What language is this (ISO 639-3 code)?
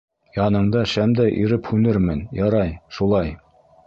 bak